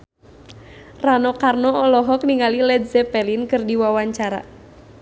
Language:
Sundanese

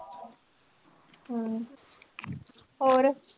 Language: Punjabi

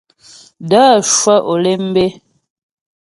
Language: Ghomala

